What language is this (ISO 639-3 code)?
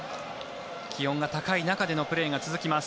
jpn